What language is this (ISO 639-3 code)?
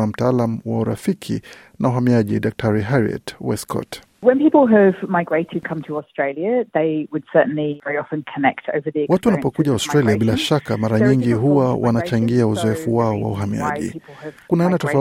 swa